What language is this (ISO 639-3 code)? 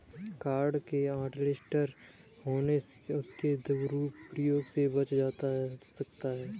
hin